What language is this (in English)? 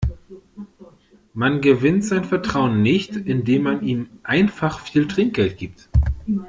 German